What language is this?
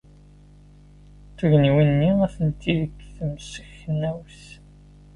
Kabyle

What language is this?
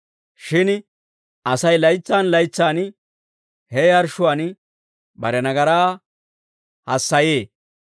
Dawro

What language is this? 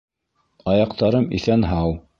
Bashkir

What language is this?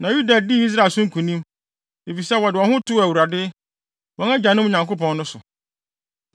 Akan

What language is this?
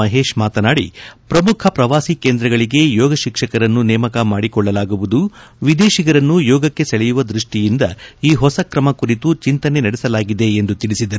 Kannada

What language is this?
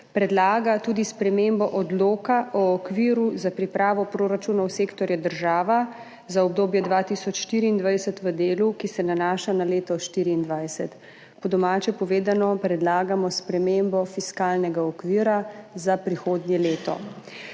Slovenian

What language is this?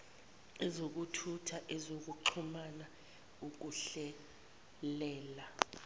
Zulu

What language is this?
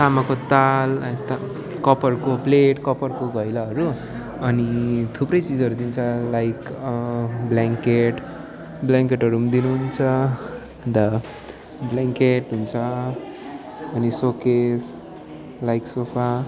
Nepali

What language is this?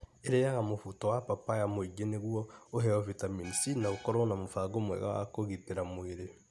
Kikuyu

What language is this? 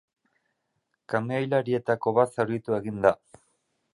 Basque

